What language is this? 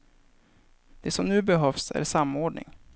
Swedish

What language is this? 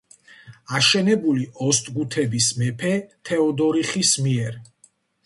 Georgian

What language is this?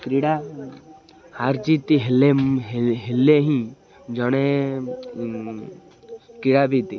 Odia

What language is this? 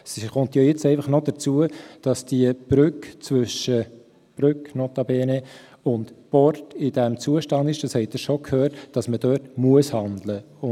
Swiss German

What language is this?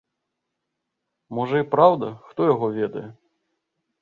Belarusian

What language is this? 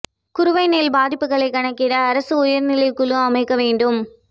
Tamil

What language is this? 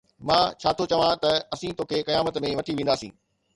Sindhi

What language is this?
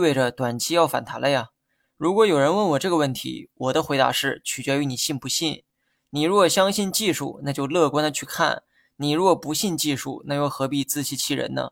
Chinese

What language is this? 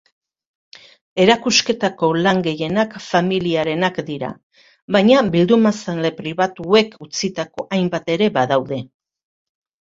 Basque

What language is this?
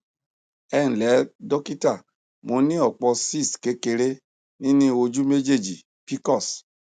Yoruba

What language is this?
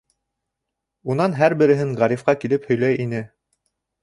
Bashkir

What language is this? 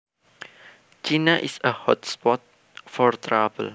Javanese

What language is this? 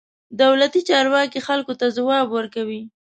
Pashto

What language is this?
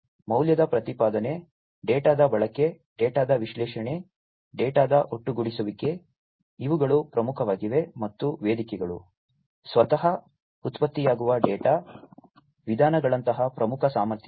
Kannada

